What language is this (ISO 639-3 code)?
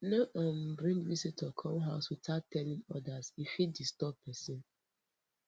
pcm